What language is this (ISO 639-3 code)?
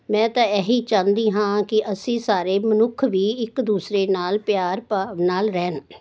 pan